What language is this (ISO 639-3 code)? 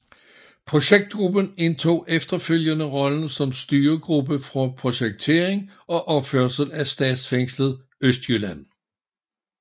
dan